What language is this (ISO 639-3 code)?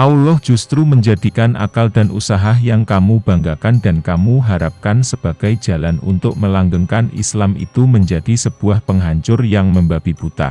ind